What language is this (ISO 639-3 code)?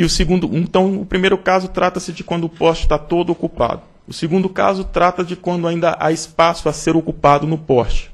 por